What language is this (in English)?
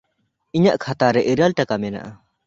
Santali